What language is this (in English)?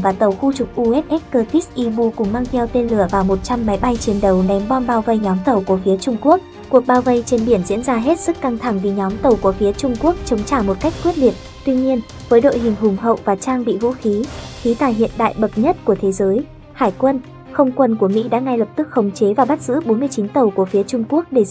Vietnamese